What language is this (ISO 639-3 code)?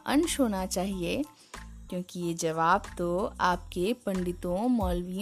hin